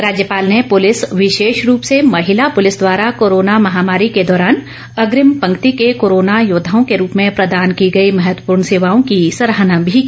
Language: Hindi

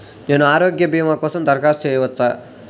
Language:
Telugu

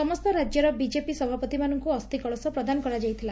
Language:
Odia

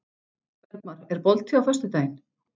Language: Icelandic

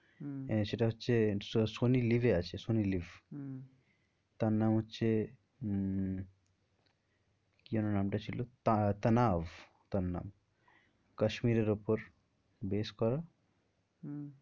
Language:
Bangla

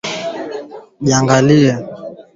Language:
Swahili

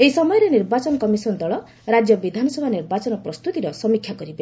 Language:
Odia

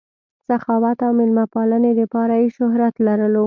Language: Pashto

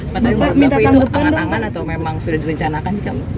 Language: Indonesian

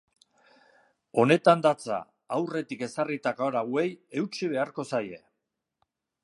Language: Basque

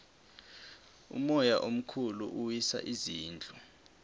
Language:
South Ndebele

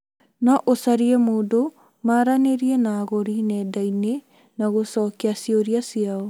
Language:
Kikuyu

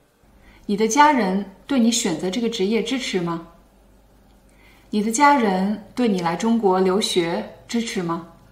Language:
Chinese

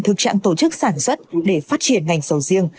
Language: Vietnamese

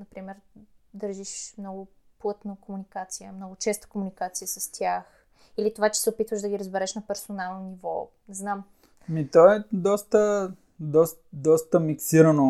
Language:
Bulgarian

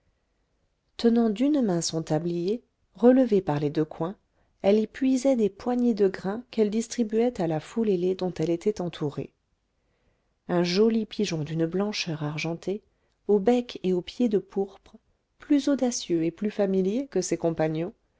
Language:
French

